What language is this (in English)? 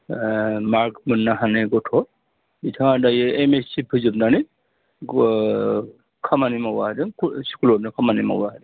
Bodo